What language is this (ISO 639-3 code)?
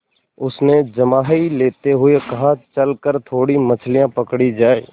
hin